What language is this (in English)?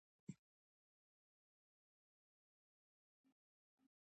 Pashto